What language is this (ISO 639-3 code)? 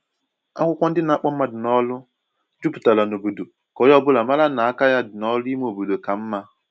ibo